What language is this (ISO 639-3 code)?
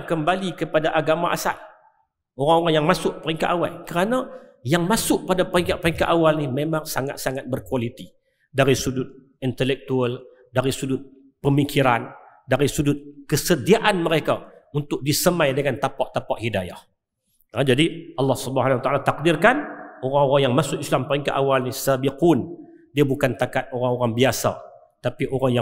msa